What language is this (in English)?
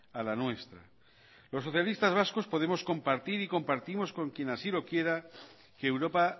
Spanish